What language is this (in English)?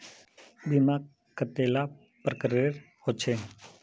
Magahi